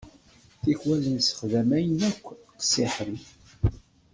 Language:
Kabyle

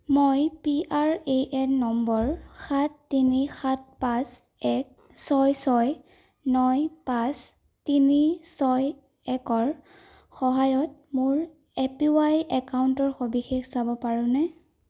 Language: Assamese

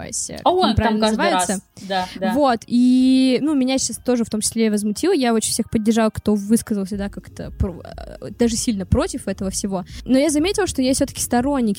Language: Russian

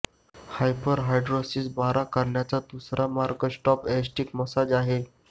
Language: Marathi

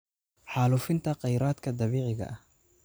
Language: Somali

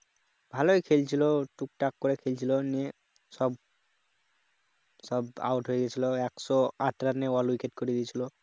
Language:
Bangla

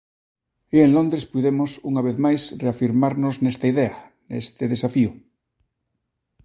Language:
Galician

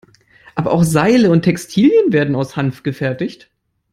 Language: German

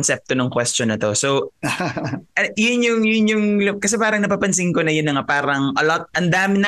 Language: Filipino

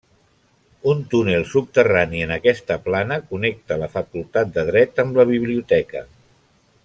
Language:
Catalan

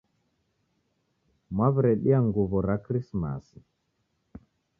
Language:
Taita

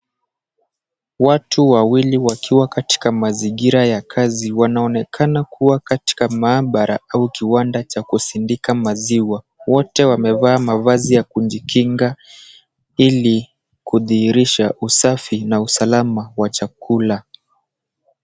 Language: Swahili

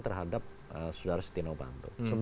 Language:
Indonesian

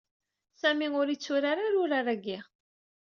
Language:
Kabyle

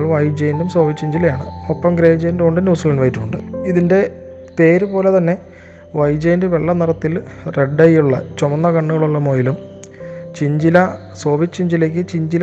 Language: Malayalam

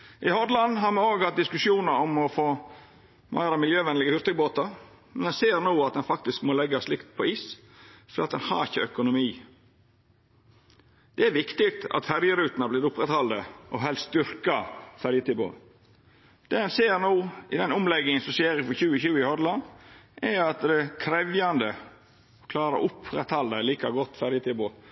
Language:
Norwegian Nynorsk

